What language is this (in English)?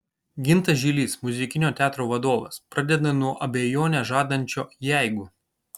Lithuanian